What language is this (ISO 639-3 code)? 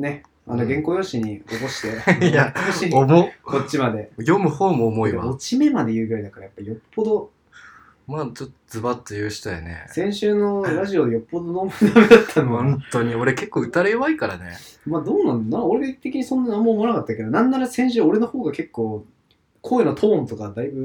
jpn